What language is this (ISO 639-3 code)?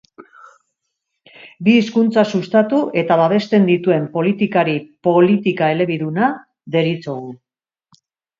eus